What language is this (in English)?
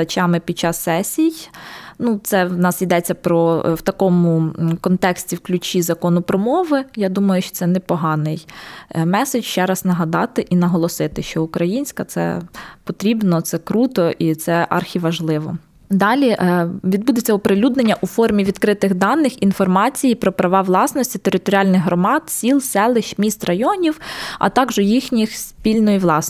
Ukrainian